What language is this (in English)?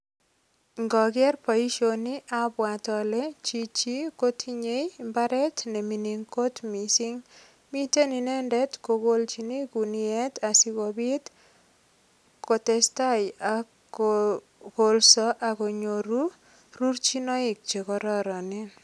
Kalenjin